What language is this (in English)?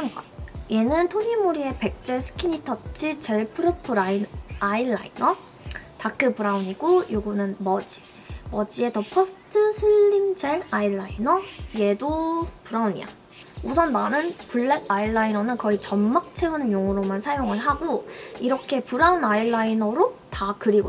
Korean